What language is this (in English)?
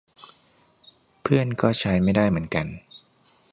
Thai